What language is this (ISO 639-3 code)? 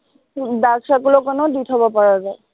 asm